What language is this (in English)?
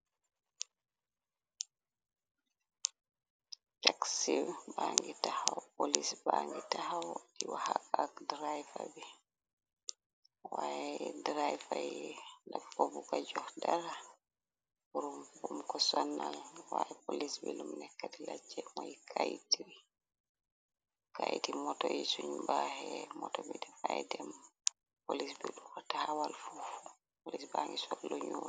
Wolof